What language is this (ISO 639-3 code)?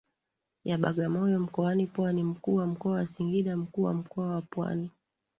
swa